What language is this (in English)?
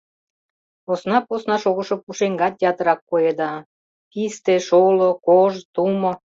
Mari